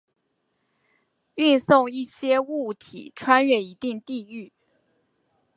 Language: Chinese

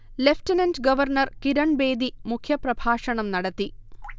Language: Malayalam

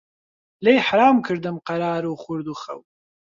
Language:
Central Kurdish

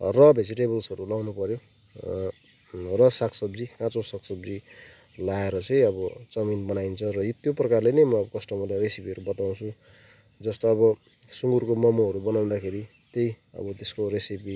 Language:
Nepali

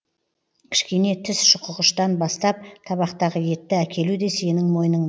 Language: Kazakh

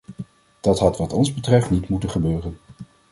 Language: Dutch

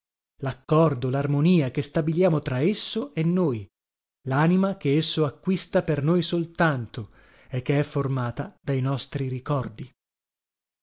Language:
Italian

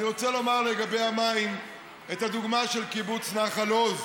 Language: Hebrew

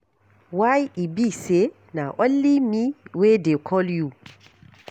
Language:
Nigerian Pidgin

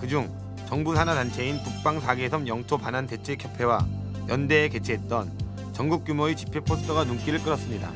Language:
Korean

